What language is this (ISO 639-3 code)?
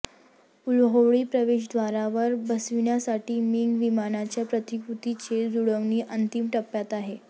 mar